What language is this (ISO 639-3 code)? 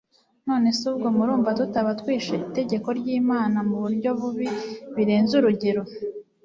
kin